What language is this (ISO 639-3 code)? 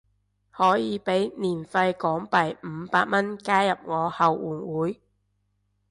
yue